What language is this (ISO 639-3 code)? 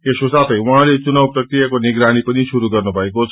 nep